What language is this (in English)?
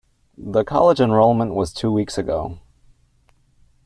English